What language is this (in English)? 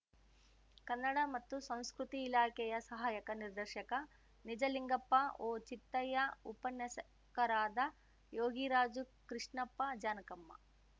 Kannada